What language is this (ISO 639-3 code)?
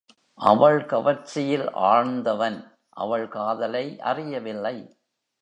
tam